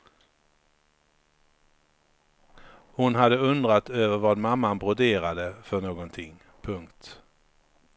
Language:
Swedish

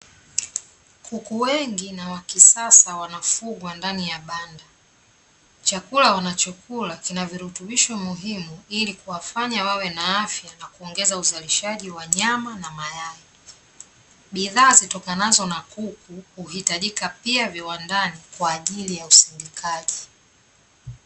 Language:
Swahili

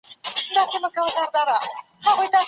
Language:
Pashto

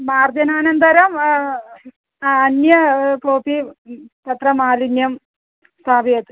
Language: Sanskrit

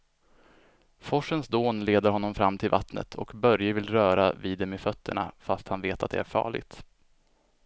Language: Swedish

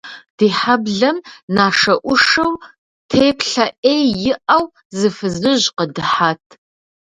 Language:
Kabardian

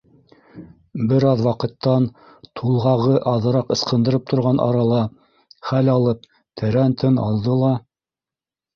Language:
Bashkir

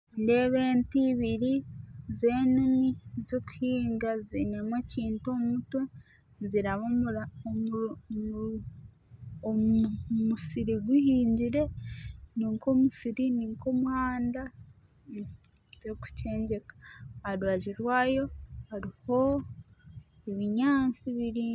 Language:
Nyankole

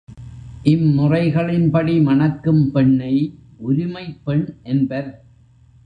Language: Tamil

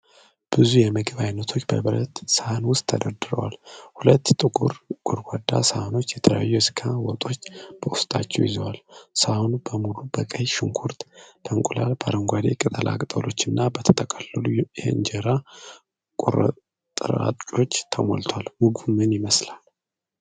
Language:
Amharic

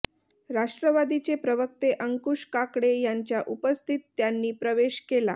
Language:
Marathi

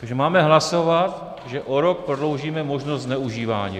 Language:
Czech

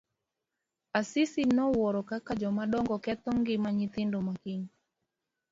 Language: Luo (Kenya and Tanzania)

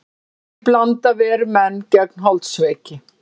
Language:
Icelandic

